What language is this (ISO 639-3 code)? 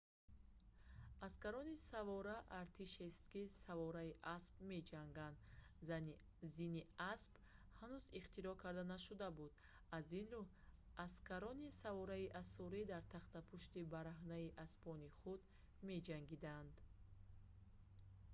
tgk